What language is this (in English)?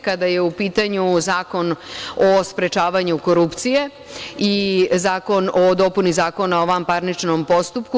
Serbian